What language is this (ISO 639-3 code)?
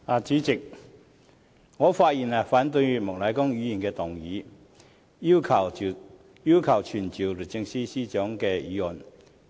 yue